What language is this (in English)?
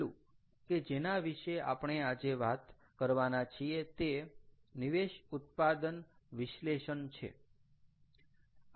Gujarati